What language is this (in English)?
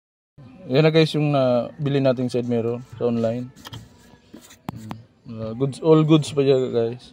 Filipino